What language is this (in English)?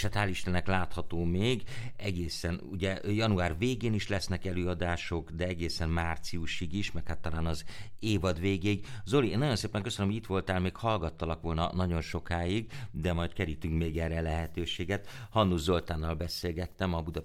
Hungarian